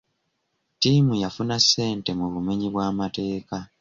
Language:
Ganda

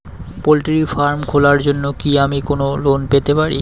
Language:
Bangla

